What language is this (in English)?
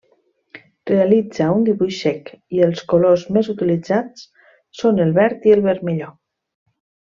Catalan